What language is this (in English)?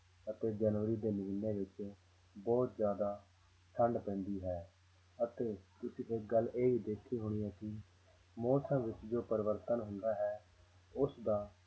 Punjabi